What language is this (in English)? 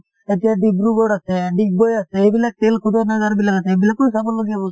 Assamese